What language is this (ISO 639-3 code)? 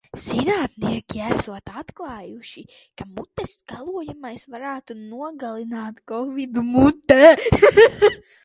lav